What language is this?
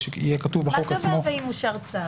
Hebrew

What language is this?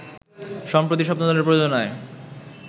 Bangla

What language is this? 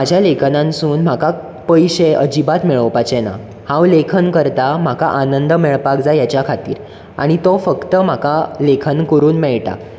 Konkani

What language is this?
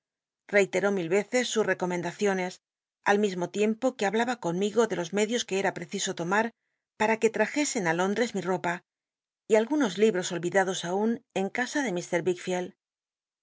Spanish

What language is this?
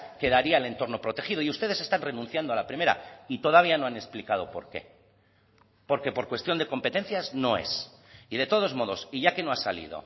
Spanish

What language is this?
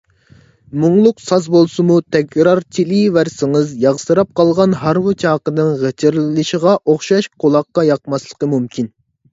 Uyghur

